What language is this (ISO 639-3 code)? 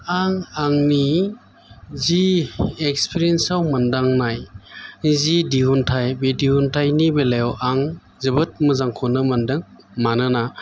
brx